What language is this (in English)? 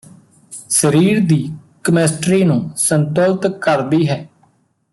Punjabi